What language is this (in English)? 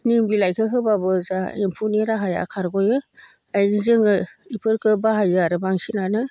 Bodo